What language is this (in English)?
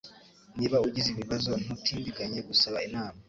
Kinyarwanda